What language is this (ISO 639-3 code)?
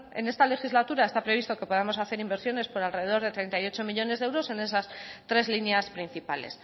spa